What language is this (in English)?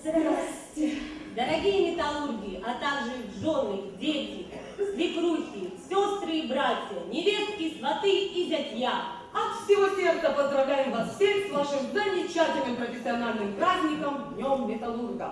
Russian